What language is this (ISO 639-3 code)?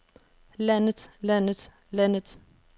dan